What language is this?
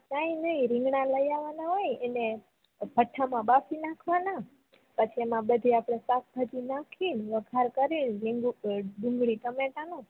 Gujarati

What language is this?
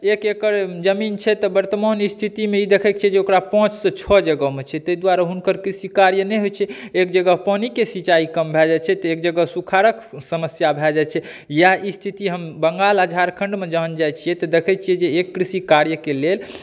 Maithili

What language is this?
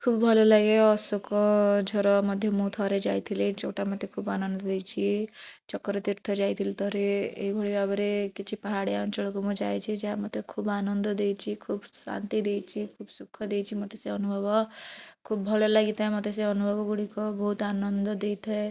Odia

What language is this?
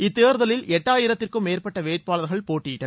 Tamil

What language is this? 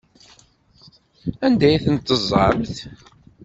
Kabyle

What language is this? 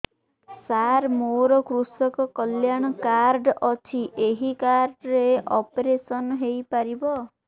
Odia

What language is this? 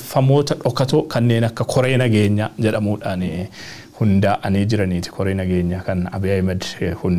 Arabic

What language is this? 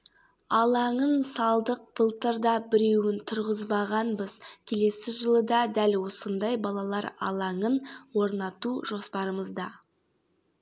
Kazakh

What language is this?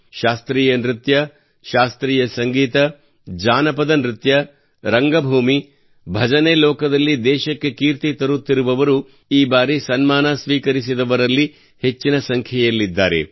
Kannada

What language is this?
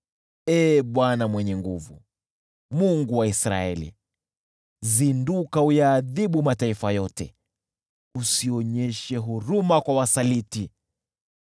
Swahili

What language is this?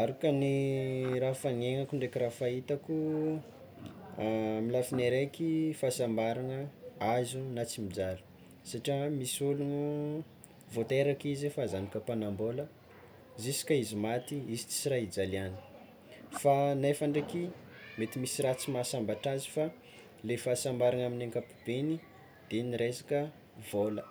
Tsimihety Malagasy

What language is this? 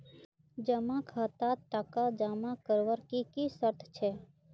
Magahi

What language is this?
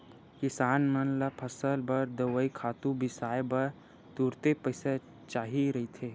Chhattisgarhi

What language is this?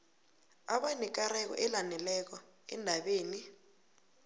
South Ndebele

